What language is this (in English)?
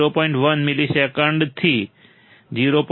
Gujarati